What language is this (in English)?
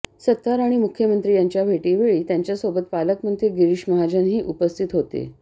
Marathi